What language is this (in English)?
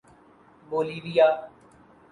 Urdu